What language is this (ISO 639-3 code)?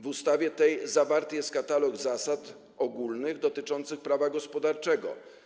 pol